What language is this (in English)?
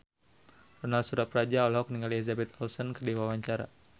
Sundanese